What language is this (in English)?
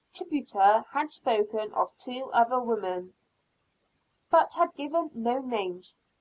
English